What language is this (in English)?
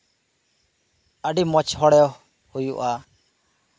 Santali